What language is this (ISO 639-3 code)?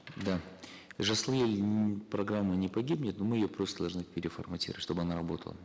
kaz